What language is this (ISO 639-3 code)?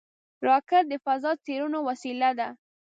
pus